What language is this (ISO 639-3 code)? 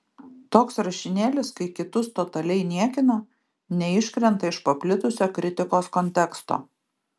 lit